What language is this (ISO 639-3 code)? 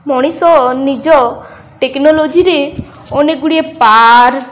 ori